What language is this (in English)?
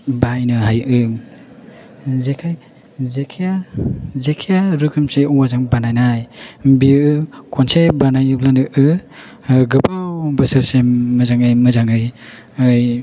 Bodo